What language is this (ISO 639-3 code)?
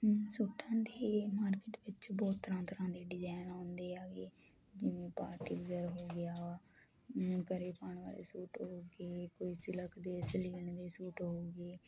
pan